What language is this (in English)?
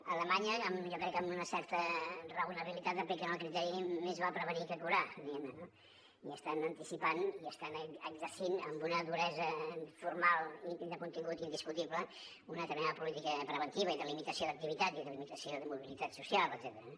Catalan